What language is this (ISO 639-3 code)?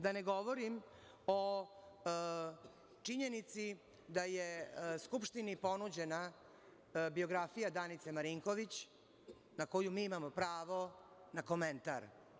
srp